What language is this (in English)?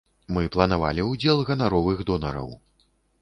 Belarusian